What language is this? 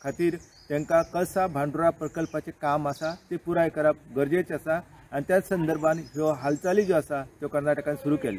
Marathi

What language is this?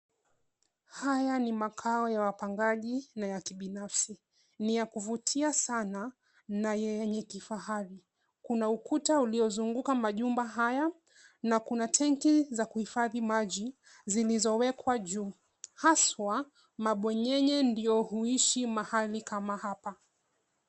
Swahili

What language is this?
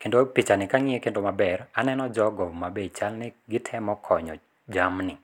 Luo (Kenya and Tanzania)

